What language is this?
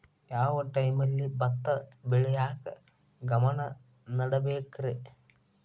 Kannada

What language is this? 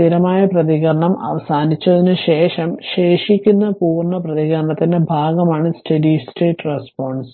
Malayalam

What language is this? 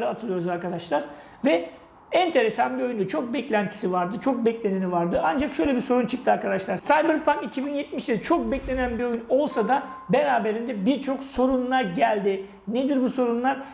Turkish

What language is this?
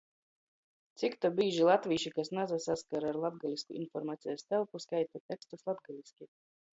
Latgalian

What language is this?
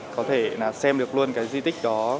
Vietnamese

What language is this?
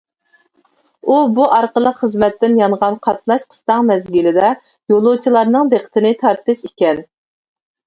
Uyghur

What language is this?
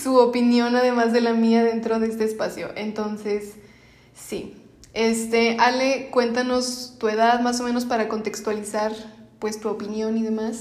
Spanish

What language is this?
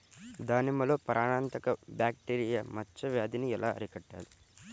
Telugu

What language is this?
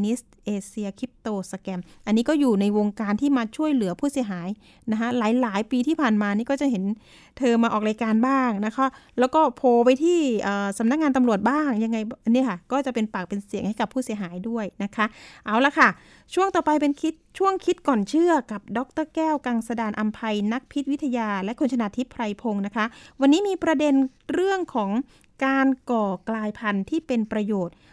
Thai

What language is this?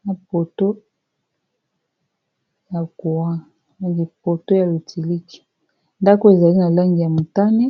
Lingala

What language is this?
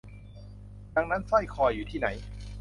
Thai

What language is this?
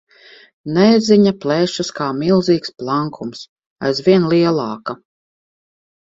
Latvian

